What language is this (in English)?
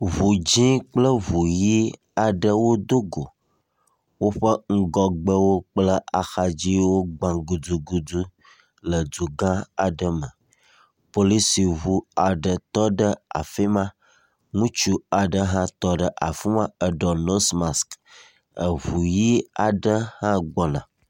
Ewe